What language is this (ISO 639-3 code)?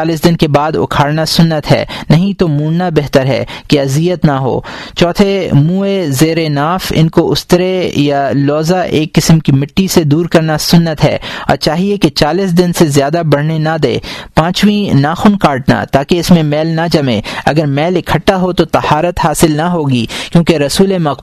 urd